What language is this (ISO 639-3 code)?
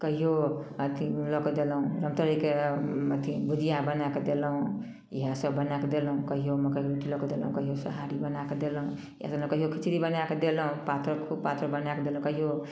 mai